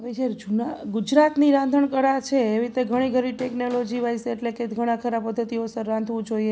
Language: Gujarati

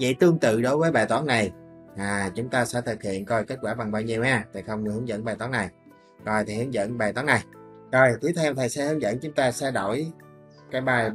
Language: Vietnamese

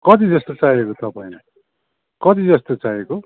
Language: Nepali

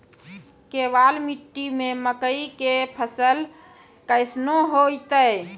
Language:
Maithili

